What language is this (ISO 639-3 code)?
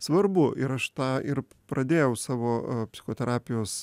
lit